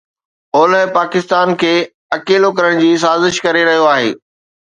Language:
Sindhi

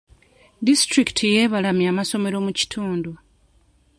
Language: Ganda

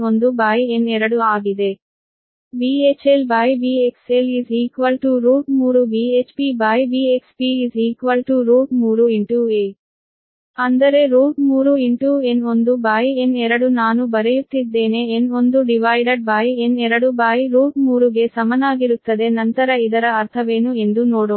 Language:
Kannada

